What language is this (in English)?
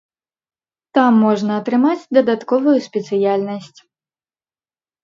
Belarusian